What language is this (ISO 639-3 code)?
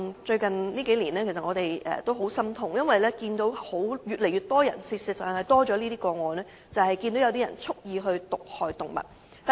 yue